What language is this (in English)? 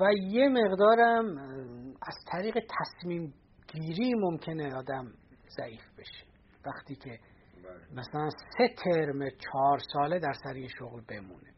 Persian